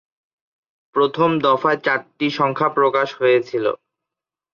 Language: Bangla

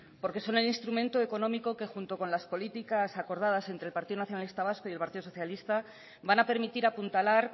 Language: Spanish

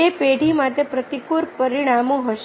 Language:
Gujarati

